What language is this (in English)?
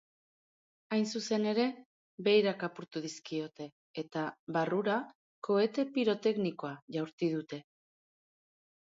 Basque